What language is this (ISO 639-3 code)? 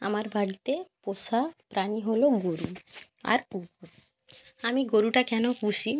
ben